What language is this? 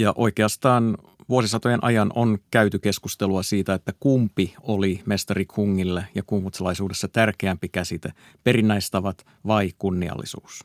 Finnish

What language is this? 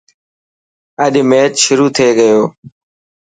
Dhatki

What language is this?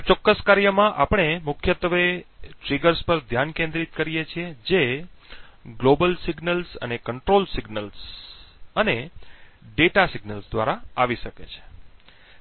Gujarati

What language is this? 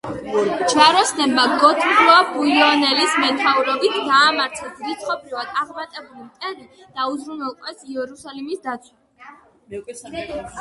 Georgian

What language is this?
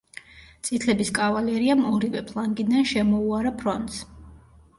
Georgian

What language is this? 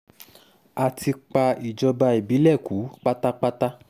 Yoruba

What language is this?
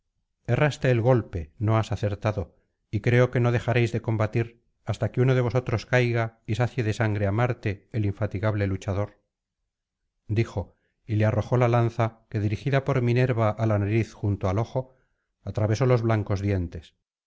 Spanish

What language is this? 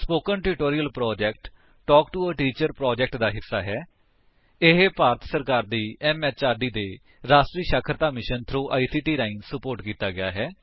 Punjabi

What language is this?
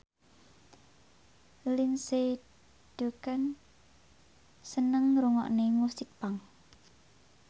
Javanese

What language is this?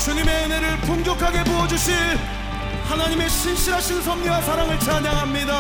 Korean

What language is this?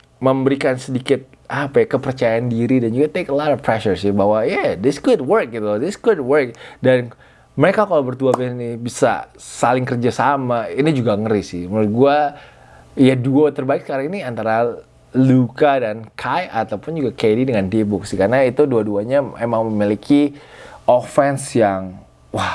Indonesian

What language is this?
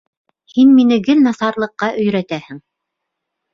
Bashkir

